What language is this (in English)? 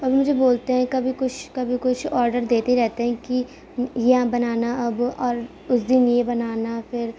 Urdu